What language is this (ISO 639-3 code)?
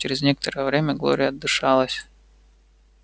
rus